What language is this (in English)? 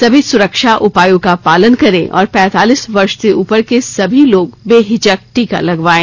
Hindi